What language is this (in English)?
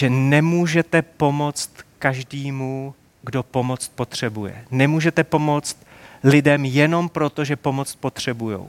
Czech